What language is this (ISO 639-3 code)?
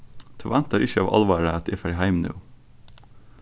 fao